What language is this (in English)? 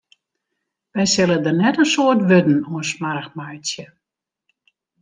Western Frisian